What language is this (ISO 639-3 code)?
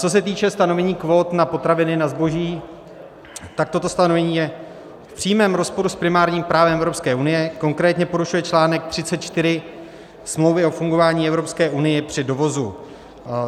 ces